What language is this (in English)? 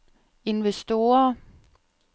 Danish